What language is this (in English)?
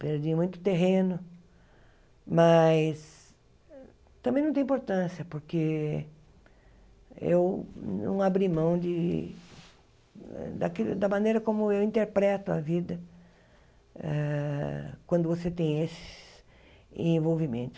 Portuguese